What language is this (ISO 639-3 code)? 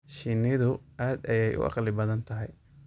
som